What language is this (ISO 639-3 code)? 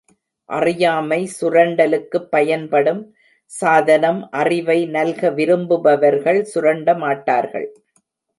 tam